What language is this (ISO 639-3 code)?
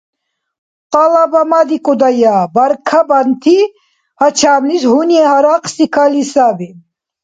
dar